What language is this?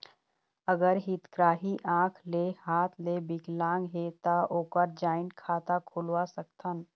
Chhattisgarhi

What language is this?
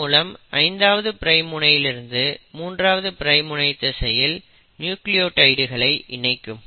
Tamil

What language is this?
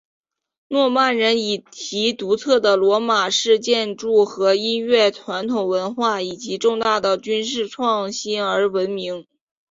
Chinese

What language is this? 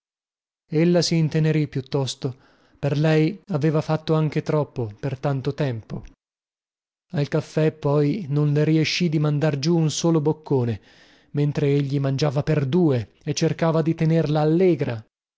Italian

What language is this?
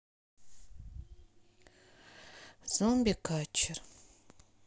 Russian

